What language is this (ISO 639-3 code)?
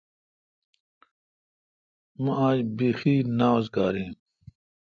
xka